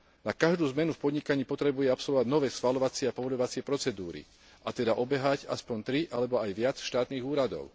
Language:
Slovak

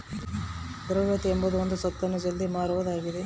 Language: Kannada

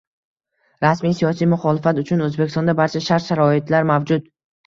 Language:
Uzbek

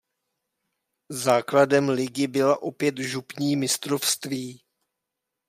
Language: Czech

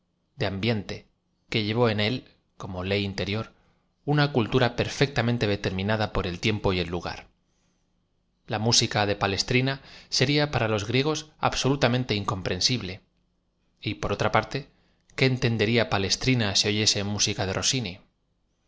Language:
Spanish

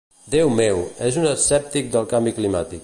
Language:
Catalan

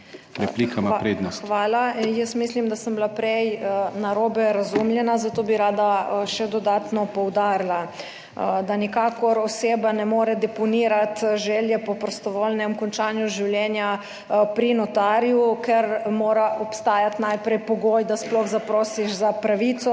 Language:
Slovenian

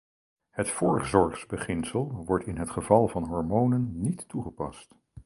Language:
Dutch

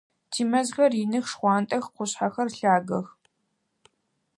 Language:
Adyghe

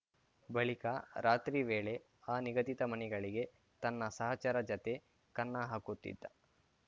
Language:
Kannada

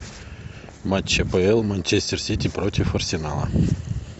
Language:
Russian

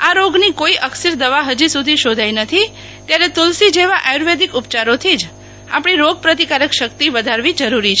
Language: Gujarati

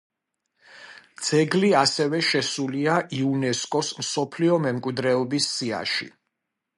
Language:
Georgian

